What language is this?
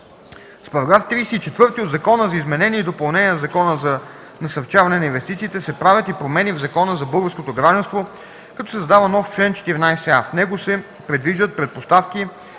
Bulgarian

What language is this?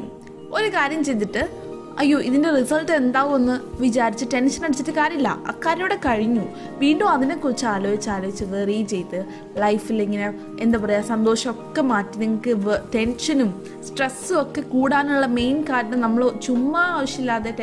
Malayalam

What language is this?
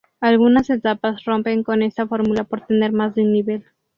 Spanish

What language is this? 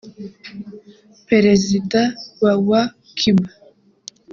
Kinyarwanda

